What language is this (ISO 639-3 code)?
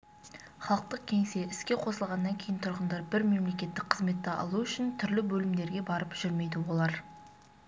kaz